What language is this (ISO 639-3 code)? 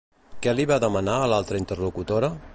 cat